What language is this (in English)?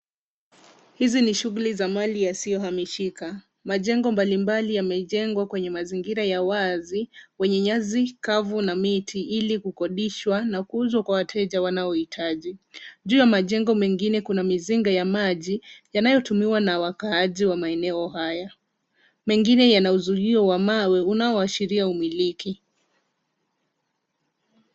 Swahili